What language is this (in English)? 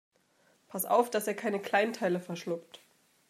German